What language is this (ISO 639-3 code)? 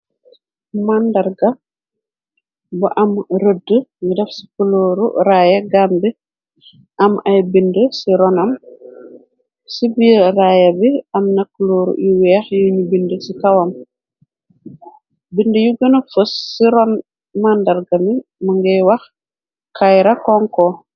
wol